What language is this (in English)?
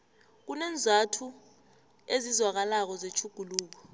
South Ndebele